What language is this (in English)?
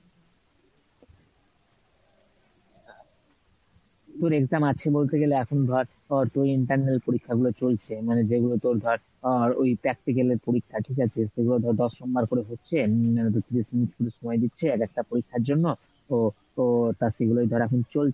Bangla